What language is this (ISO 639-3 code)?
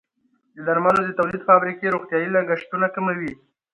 pus